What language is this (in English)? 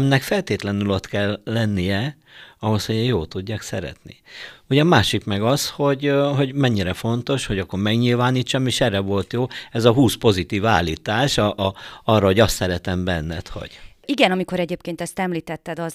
Hungarian